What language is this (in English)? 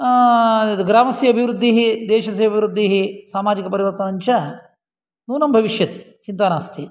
Sanskrit